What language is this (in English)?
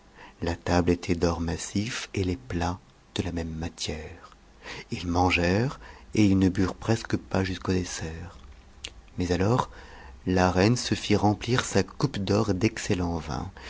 French